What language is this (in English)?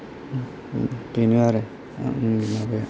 Bodo